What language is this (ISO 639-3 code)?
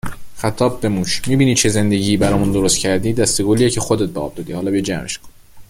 fas